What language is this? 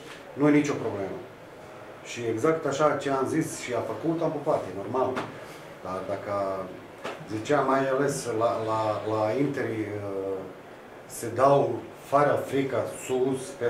Romanian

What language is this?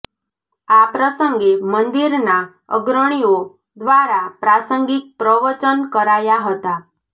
Gujarati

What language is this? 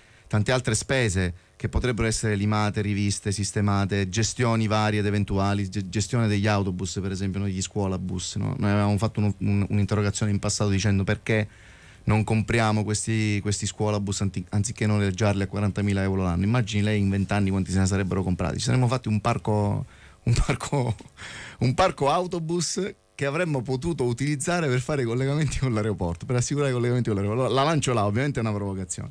Italian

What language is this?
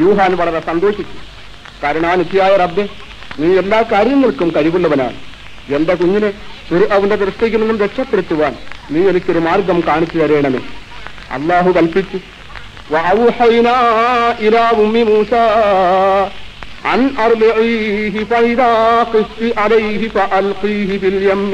Arabic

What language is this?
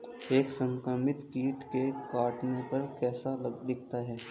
Hindi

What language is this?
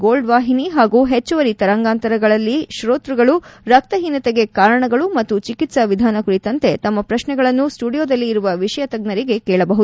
Kannada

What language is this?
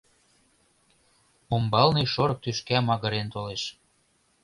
Mari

